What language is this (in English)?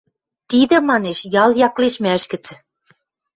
Western Mari